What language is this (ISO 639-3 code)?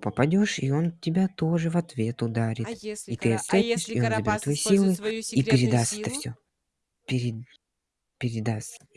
rus